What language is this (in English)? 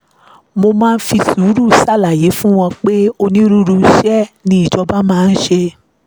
Yoruba